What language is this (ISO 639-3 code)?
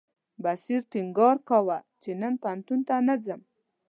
pus